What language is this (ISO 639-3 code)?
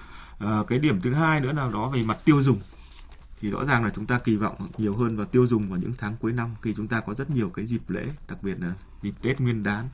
vie